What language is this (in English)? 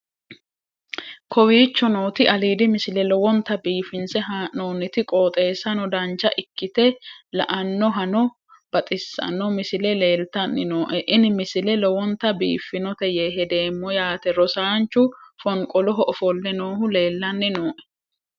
Sidamo